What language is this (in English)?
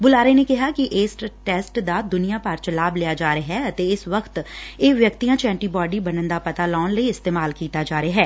Punjabi